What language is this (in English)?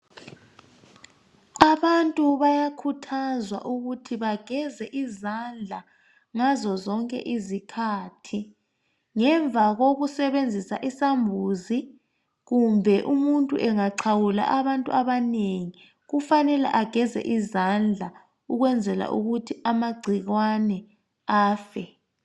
North Ndebele